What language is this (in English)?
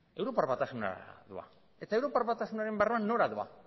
Basque